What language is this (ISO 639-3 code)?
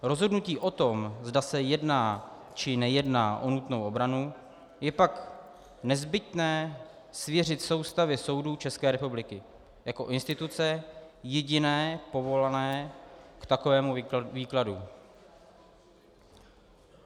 ces